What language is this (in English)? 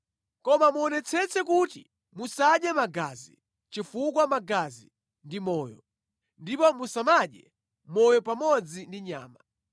Nyanja